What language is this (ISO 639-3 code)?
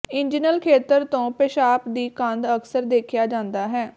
pan